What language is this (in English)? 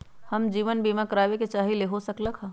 Magahi